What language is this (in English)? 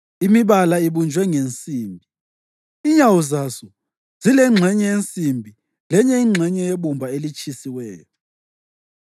North Ndebele